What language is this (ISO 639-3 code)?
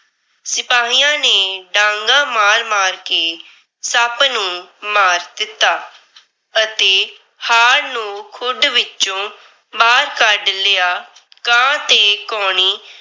pan